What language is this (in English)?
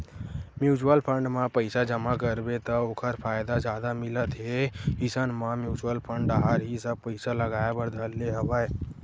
Chhattisgarhi